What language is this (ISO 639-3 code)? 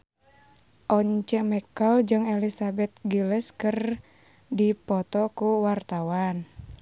sun